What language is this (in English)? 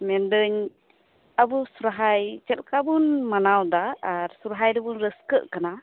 Santali